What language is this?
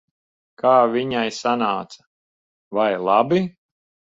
Latvian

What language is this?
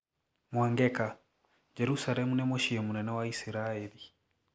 Kikuyu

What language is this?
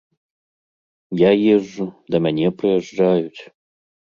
Belarusian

